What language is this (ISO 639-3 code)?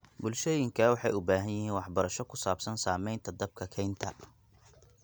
som